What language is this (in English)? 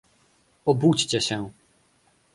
Polish